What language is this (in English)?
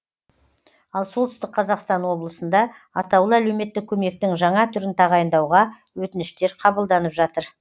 Kazakh